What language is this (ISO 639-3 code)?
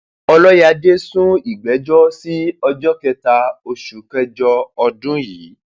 yor